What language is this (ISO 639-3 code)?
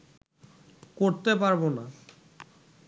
ben